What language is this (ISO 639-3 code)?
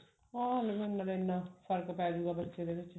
pan